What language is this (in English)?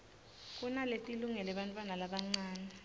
Swati